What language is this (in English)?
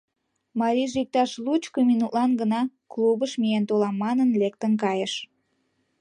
Mari